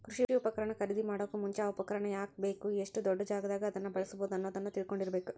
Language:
Kannada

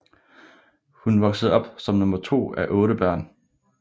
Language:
Danish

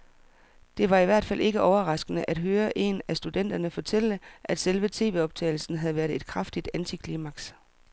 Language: Danish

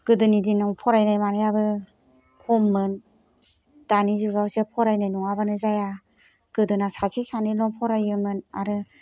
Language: Bodo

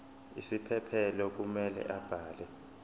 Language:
Zulu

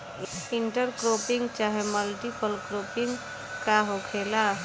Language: Bhojpuri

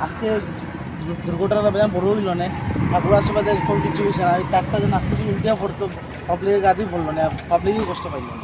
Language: Bangla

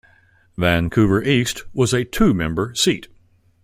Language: English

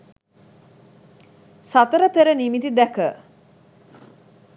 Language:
Sinhala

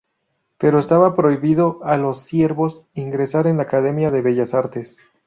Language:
Spanish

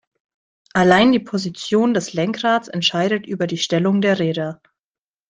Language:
German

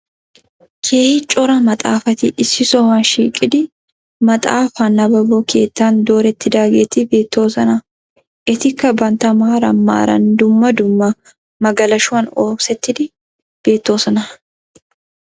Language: Wolaytta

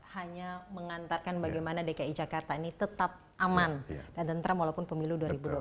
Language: Indonesian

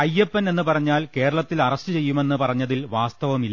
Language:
Malayalam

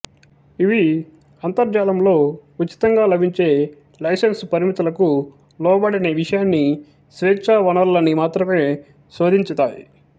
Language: Telugu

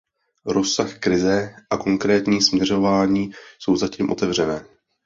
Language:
Czech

